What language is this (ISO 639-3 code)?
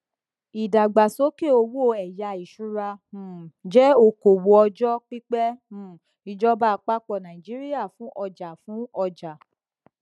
yor